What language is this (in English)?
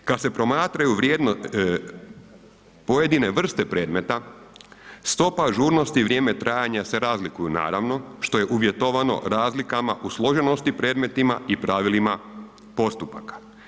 Croatian